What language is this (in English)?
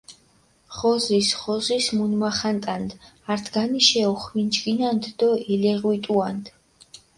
Mingrelian